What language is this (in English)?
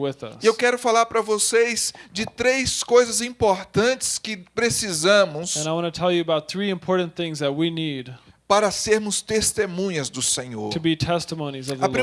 Portuguese